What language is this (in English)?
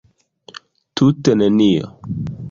Esperanto